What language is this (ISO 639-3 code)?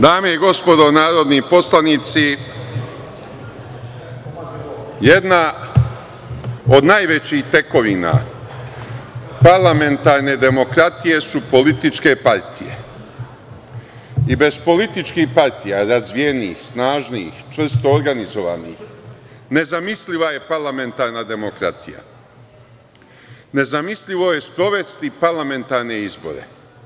srp